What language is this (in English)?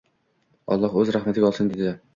Uzbek